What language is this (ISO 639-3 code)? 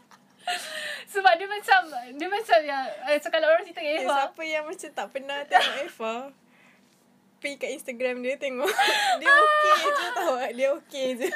msa